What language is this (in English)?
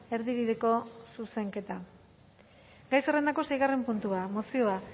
Basque